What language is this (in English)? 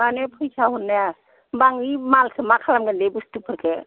Bodo